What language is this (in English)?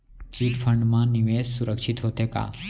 Chhattisgarhi